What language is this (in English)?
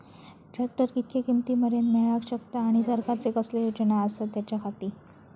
Marathi